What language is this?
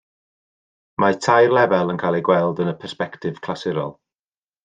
Welsh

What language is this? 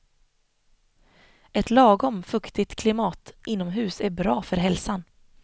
Swedish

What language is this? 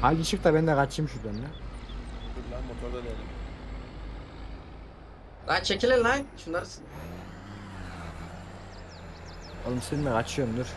Turkish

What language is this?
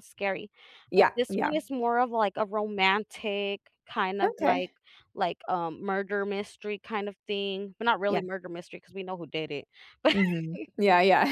English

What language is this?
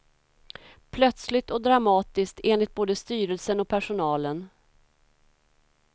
Swedish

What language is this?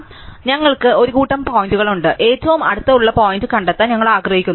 Malayalam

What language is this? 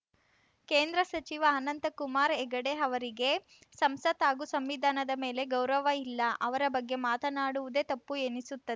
Kannada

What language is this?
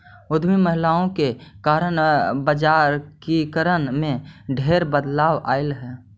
Magahi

